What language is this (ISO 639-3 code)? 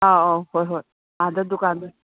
mni